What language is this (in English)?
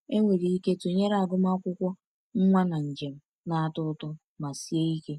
Igbo